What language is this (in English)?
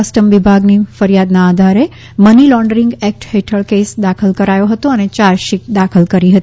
Gujarati